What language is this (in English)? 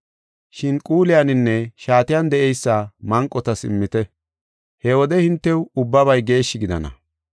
Gofa